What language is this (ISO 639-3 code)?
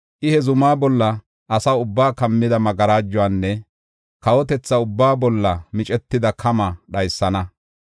gof